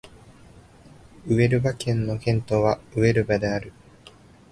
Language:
Japanese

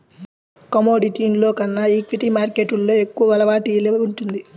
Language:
Telugu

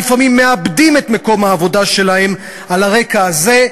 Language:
Hebrew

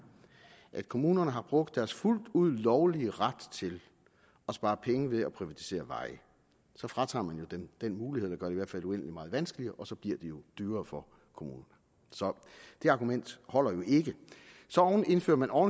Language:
Danish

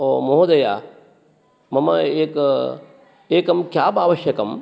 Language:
Sanskrit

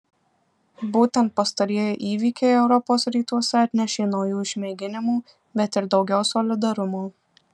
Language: Lithuanian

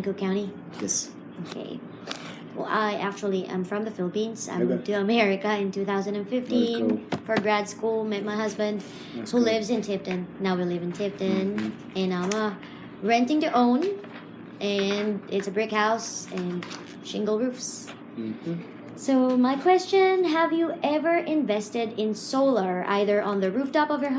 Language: English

